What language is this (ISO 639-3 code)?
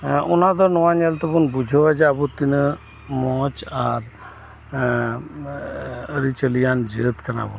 sat